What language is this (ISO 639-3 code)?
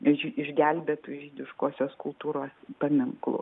lit